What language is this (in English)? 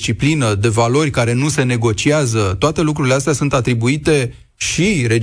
Romanian